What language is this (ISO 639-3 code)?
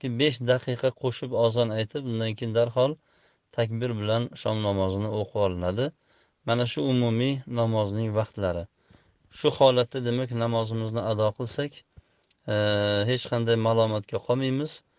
tur